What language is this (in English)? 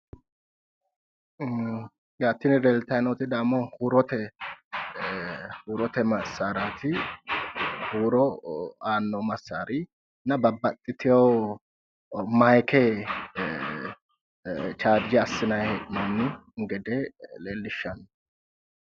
Sidamo